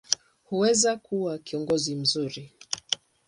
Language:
Swahili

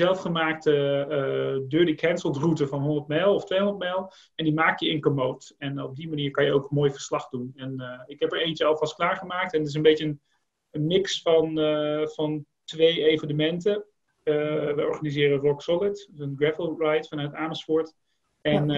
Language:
Dutch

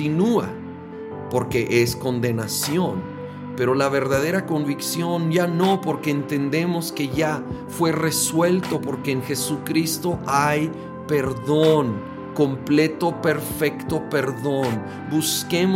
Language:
Spanish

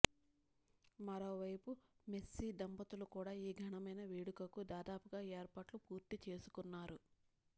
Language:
Telugu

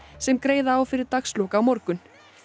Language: Icelandic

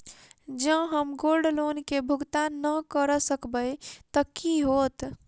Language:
Maithili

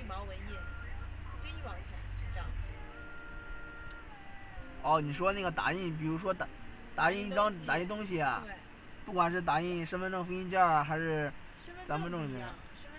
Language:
Chinese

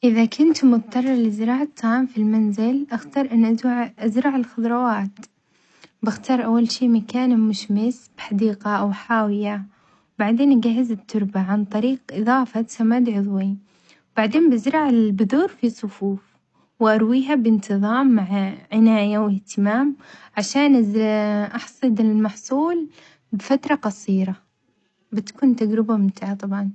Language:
Omani Arabic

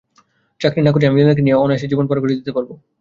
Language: Bangla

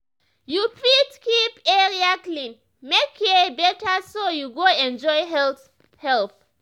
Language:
Nigerian Pidgin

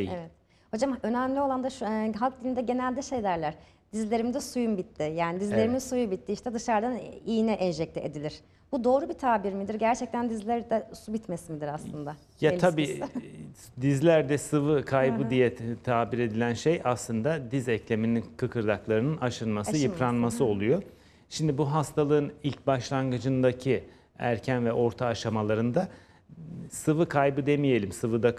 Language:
Turkish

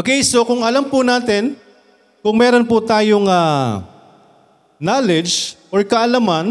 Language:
Filipino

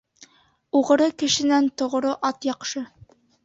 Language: Bashkir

